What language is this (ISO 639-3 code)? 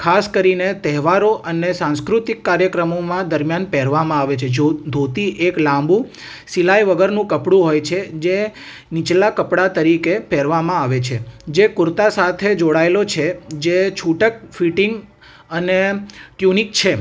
guj